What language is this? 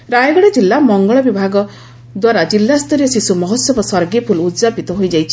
Odia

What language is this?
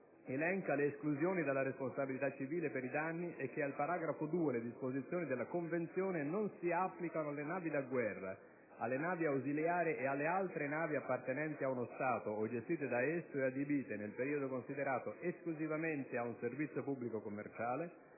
Italian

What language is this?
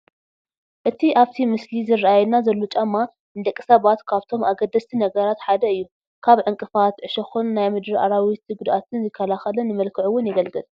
Tigrinya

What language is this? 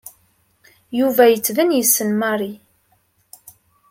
Kabyle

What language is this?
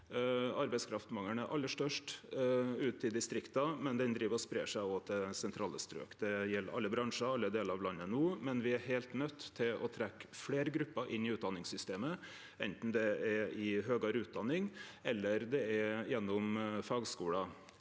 Norwegian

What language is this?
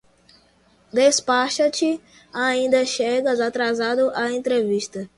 Portuguese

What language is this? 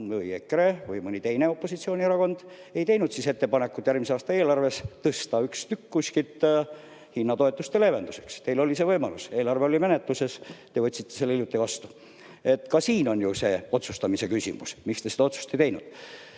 Estonian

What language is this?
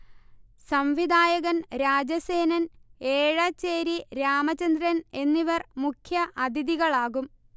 Malayalam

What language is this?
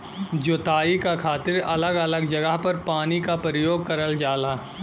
Bhojpuri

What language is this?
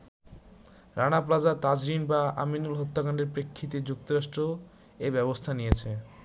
Bangla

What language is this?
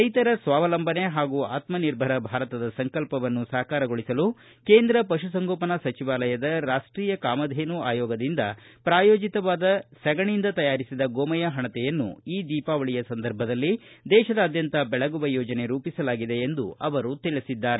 Kannada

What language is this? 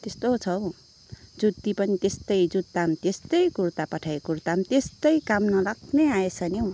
Nepali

